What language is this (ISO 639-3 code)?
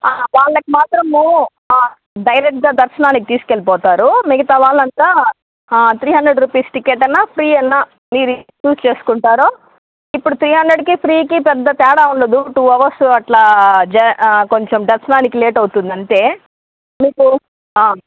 tel